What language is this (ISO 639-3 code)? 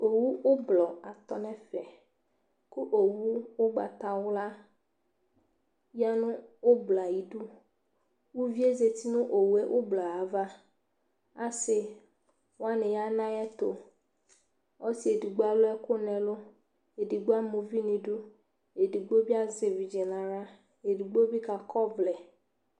kpo